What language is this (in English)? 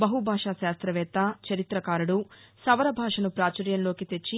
Telugu